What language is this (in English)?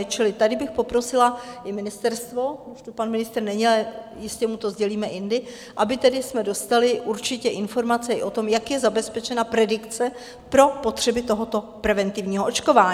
Czech